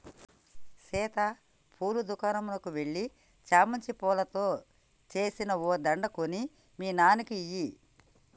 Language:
Telugu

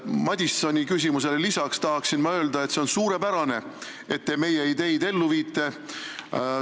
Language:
Estonian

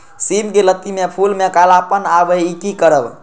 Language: Maithili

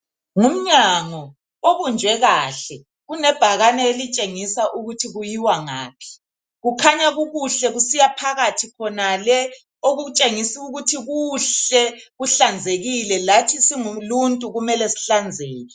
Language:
North Ndebele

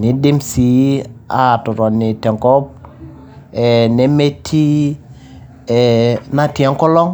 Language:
Masai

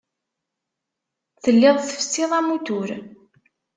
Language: Kabyle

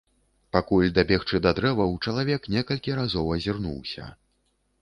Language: Belarusian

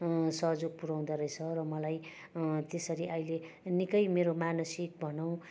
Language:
Nepali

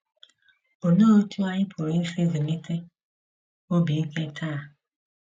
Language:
Igbo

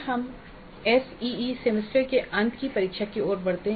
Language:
Hindi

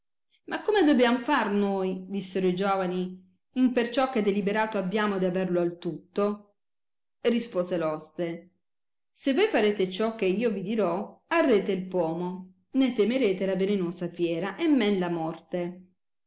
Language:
Italian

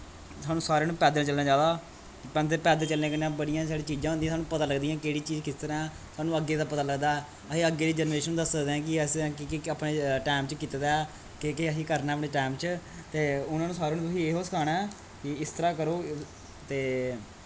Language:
Dogri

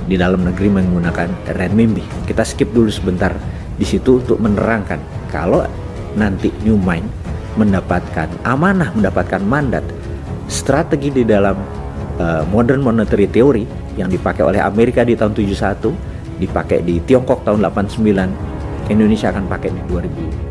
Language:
Indonesian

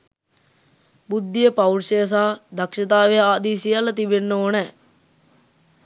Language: Sinhala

